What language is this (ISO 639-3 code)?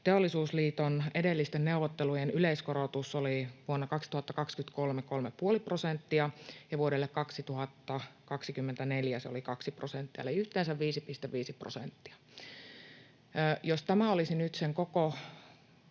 fin